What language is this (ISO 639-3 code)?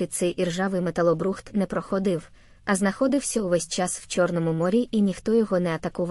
ukr